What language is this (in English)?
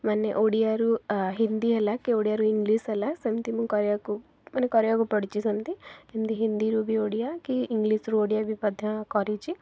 Odia